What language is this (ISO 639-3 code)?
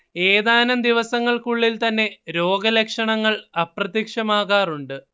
mal